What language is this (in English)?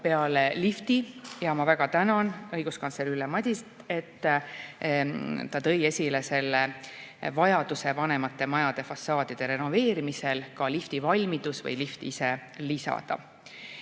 Estonian